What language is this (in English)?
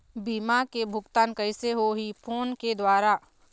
Chhattisgarhi